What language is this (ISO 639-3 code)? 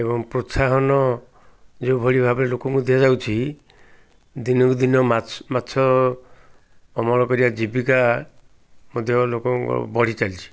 ori